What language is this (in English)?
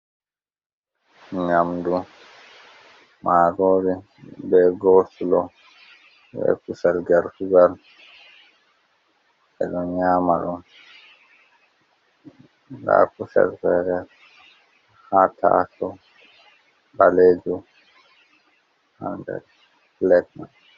Fula